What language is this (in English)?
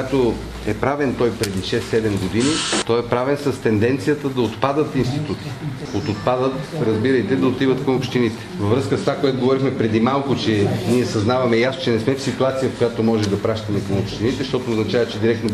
Bulgarian